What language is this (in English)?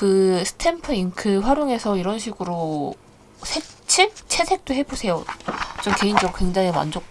Korean